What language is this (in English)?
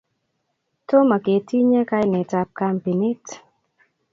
Kalenjin